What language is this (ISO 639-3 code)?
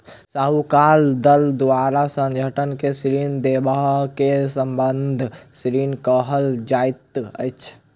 mai